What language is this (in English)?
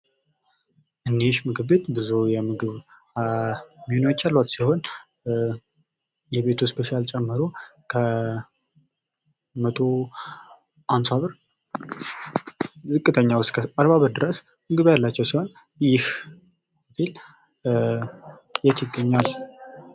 Amharic